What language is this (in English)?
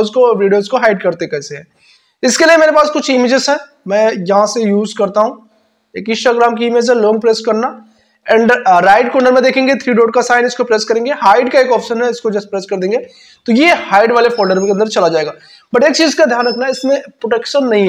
Hindi